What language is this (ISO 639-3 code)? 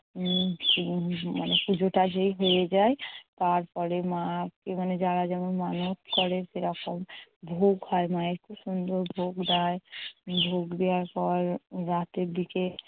ben